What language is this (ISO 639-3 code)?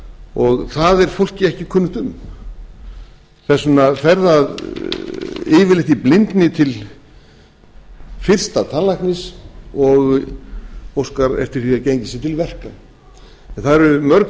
isl